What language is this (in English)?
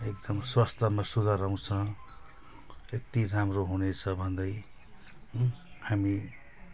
Nepali